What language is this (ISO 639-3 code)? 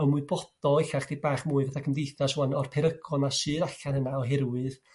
cym